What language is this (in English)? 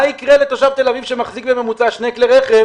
Hebrew